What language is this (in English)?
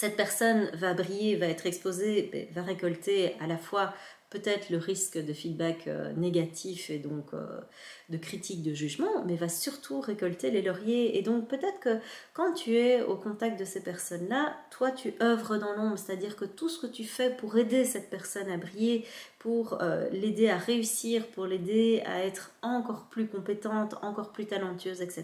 French